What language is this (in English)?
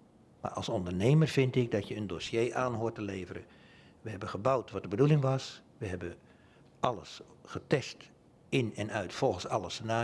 Dutch